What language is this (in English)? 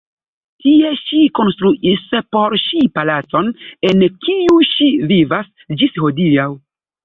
Esperanto